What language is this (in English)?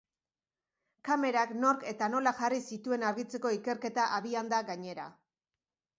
Basque